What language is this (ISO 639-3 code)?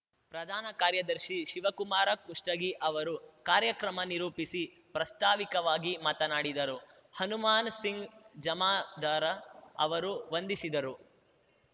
kan